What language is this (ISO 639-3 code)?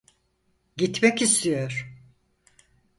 tur